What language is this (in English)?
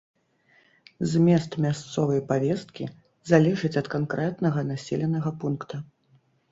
Belarusian